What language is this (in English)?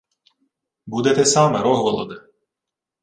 Ukrainian